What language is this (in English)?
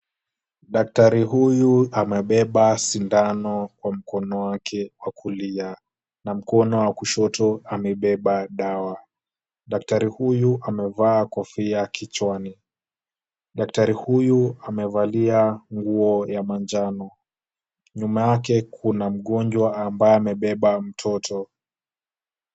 Swahili